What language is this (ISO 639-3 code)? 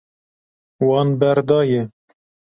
kur